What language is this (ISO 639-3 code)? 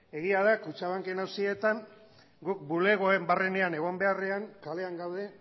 eus